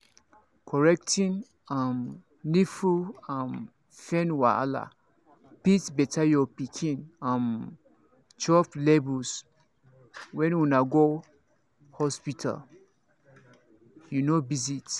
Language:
Nigerian Pidgin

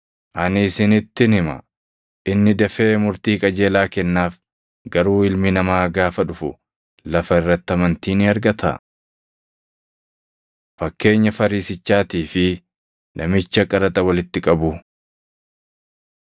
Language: Oromo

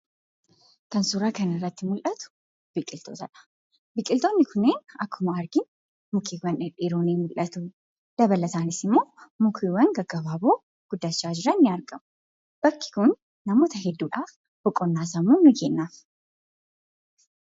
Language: Oromo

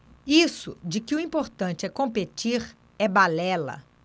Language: Portuguese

